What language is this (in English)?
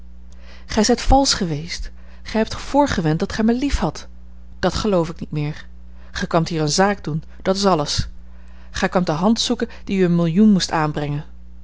Dutch